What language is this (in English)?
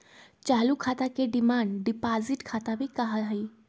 Magahi